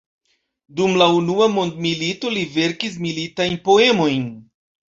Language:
Esperanto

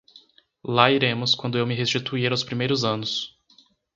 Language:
Portuguese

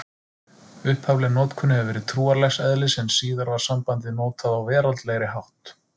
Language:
Icelandic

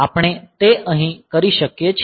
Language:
Gujarati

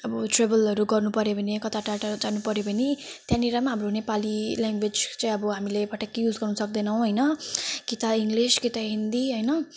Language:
Nepali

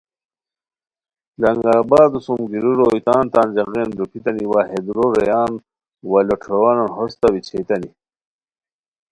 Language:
Khowar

